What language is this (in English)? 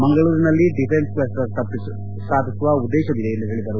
Kannada